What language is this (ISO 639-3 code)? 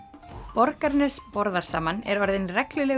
isl